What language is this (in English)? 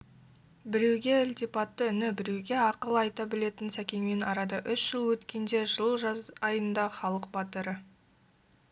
Kazakh